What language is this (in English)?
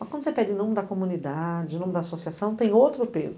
Portuguese